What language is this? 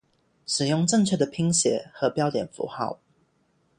Chinese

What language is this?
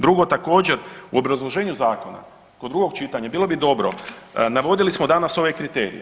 Croatian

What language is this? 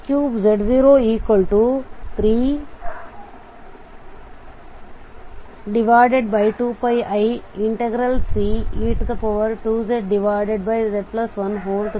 Kannada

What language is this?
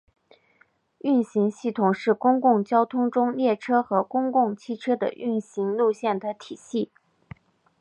Chinese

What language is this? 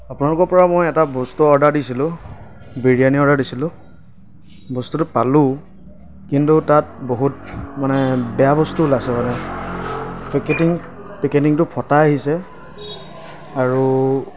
Assamese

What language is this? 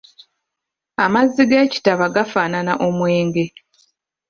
Ganda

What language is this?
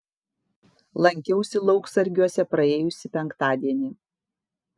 Lithuanian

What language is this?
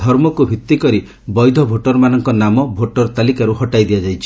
Odia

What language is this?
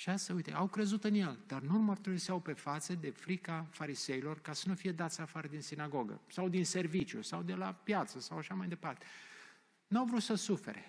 Romanian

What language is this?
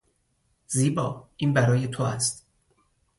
Persian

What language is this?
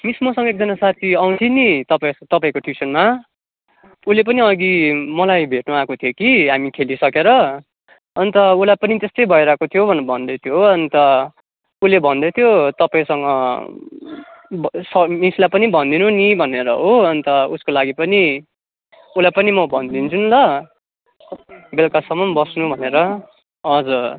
Nepali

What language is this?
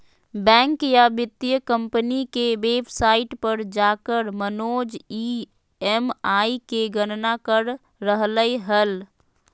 Magahi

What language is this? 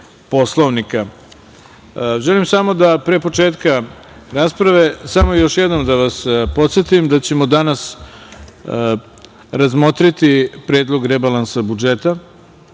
Serbian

